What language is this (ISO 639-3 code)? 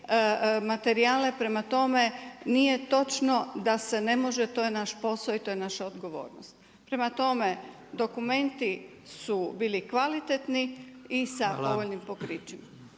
hrv